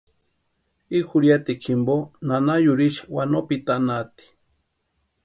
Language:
Western Highland Purepecha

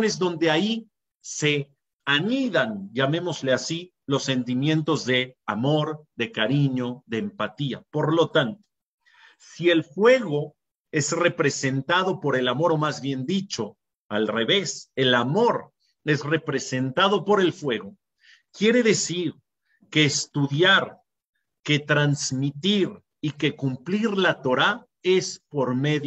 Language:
Spanish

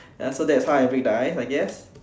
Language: English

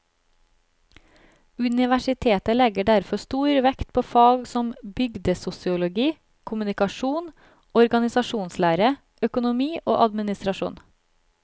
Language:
Norwegian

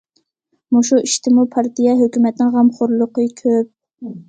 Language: Uyghur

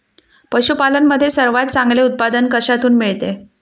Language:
Marathi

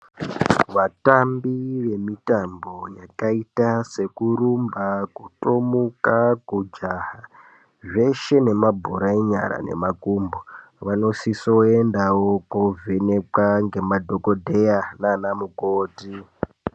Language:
Ndau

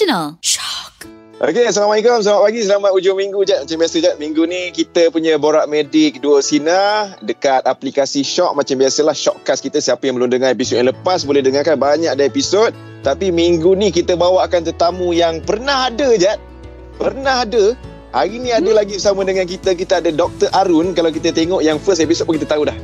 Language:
Malay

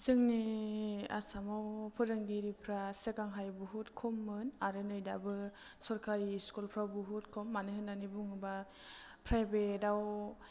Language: Bodo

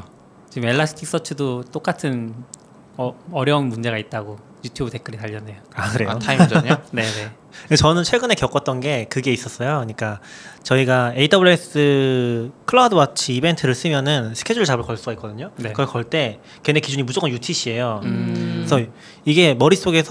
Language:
Korean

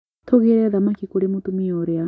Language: Kikuyu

